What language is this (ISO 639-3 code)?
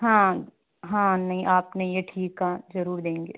hin